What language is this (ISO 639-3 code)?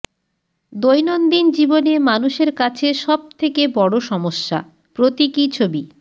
ben